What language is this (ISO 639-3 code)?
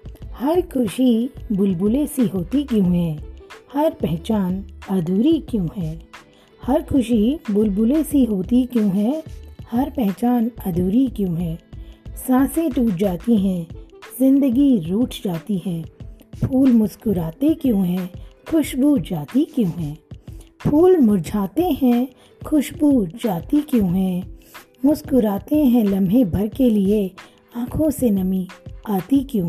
hin